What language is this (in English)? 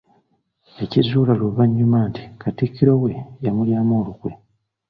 Ganda